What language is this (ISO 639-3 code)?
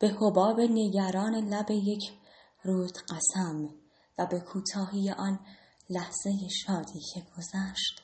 fas